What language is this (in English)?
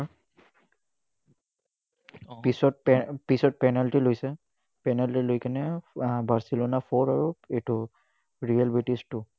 Assamese